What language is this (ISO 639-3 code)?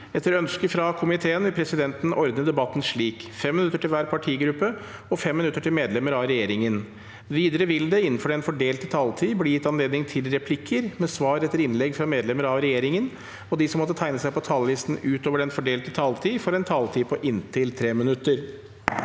nor